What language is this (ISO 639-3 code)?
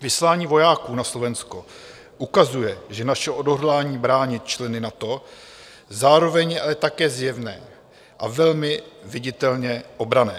ces